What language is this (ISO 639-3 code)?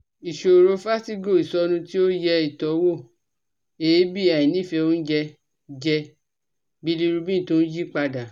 yor